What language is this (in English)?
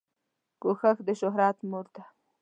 Pashto